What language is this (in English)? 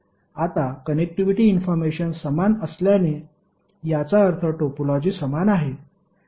Marathi